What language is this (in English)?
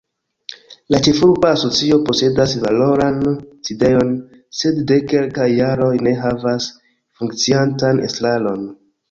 Esperanto